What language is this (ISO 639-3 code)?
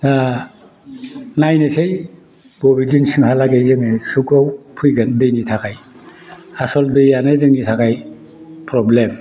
brx